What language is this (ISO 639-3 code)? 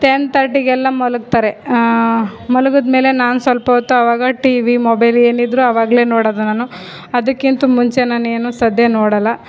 kan